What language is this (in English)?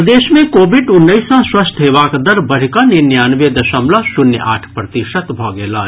Maithili